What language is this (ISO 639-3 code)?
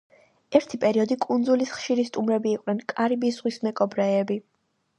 kat